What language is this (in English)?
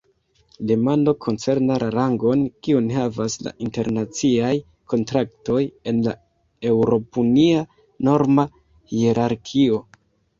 Esperanto